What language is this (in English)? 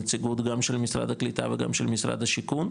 Hebrew